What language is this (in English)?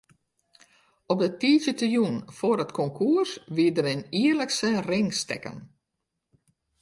Western Frisian